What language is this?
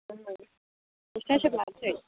Bodo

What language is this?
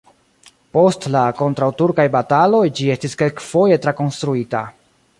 Esperanto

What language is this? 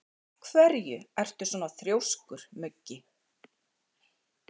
Icelandic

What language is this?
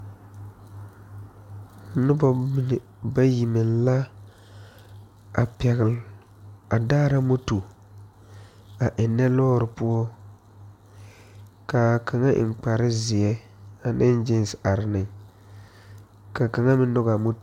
Southern Dagaare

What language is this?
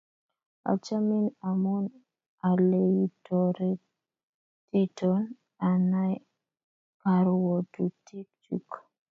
Kalenjin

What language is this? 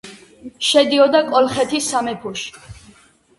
Georgian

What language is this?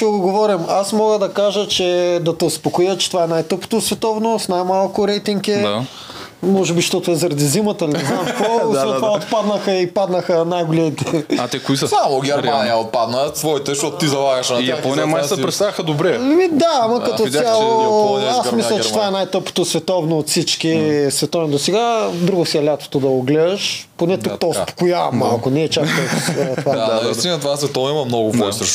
Bulgarian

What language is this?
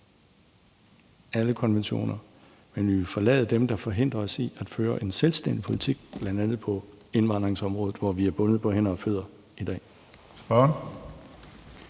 Danish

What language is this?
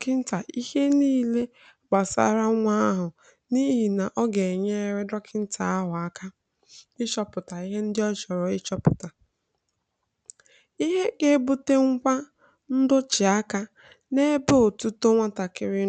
Igbo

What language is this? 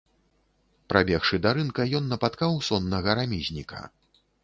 Belarusian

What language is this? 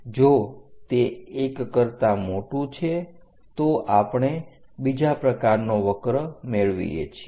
Gujarati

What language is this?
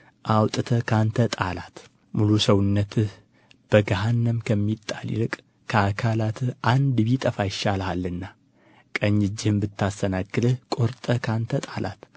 Amharic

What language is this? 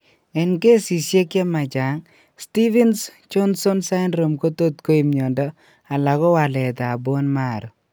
Kalenjin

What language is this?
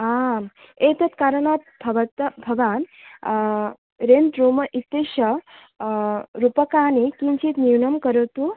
Sanskrit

